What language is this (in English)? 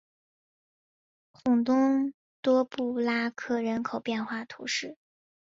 Chinese